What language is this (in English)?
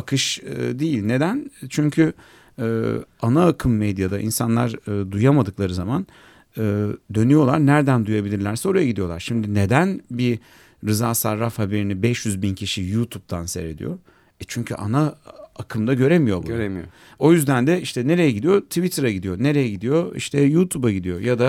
Turkish